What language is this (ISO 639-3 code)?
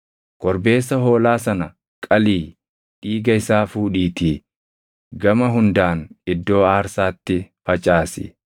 orm